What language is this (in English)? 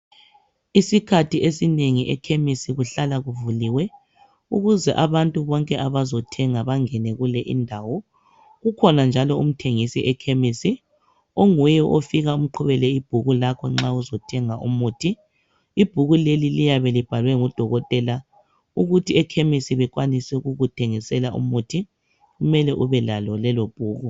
North Ndebele